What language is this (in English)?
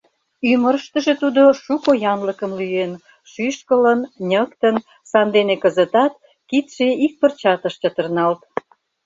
Mari